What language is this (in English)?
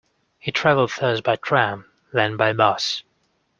English